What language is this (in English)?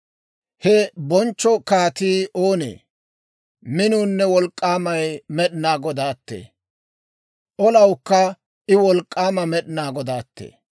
Dawro